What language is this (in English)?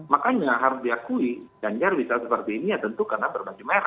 Indonesian